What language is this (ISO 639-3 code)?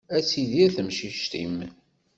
kab